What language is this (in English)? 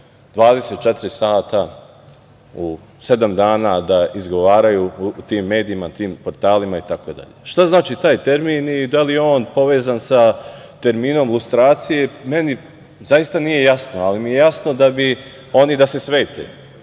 Serbian